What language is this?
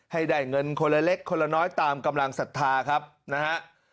Thai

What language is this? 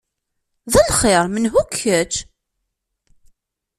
Kabyle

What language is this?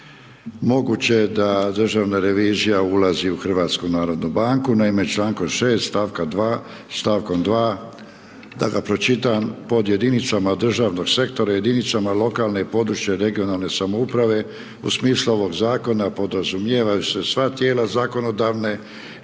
Croatian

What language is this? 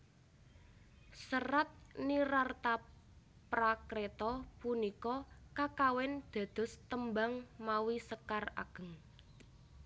Javanese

